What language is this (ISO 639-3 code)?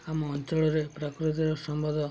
ori